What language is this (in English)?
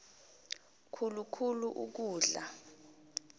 South Ndebele